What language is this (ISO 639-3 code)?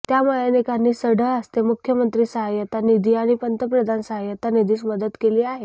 mar